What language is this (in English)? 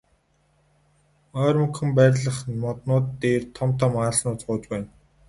Mongolian